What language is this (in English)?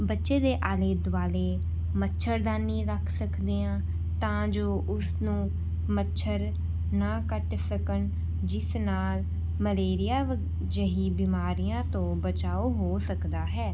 Punjabi